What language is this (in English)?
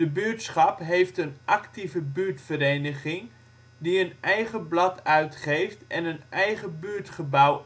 Dutch